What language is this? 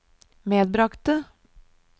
Norwegian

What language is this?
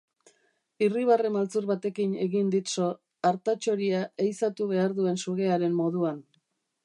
Basque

